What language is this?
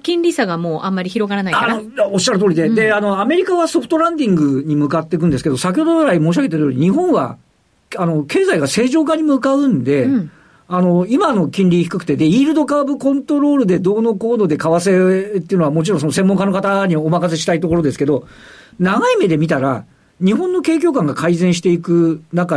Japanese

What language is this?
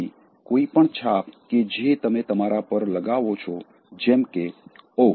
Gujarati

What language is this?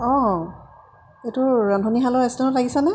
Assamese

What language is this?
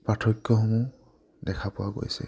Assamese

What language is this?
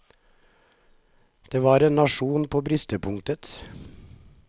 Norwegian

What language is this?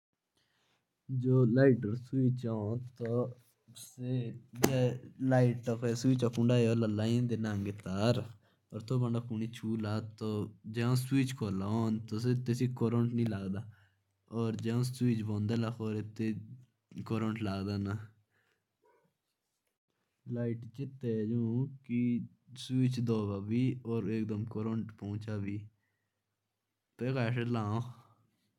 Jaunsari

